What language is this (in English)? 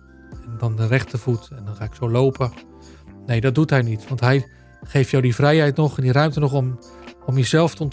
Dutch